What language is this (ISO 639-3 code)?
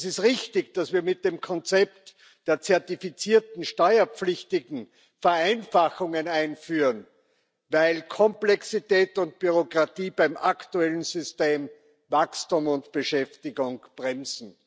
deu